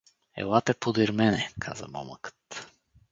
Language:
Bulgarian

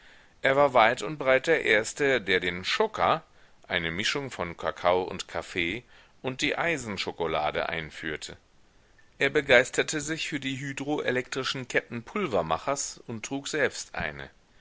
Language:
German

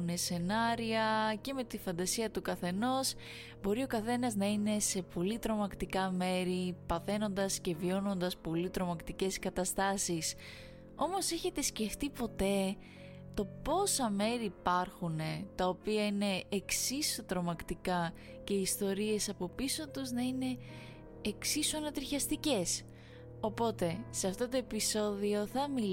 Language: Greek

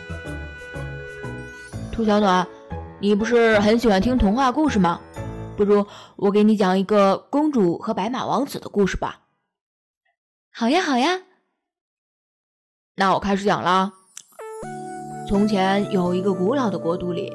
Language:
Chinese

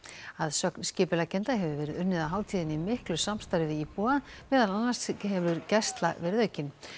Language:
Icelandic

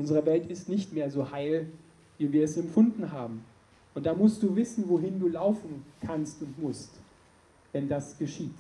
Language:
German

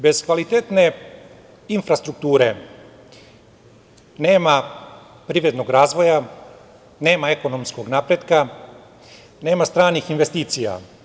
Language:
Serbian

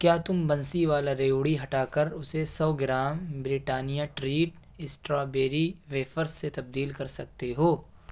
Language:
Urdu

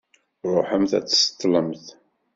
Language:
Kabyle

